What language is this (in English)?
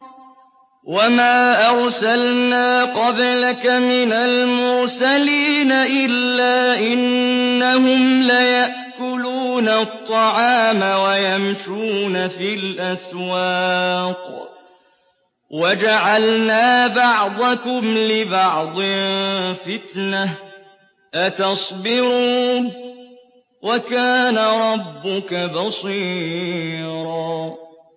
Arabic